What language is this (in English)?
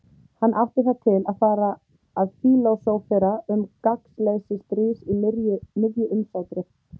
Icelandic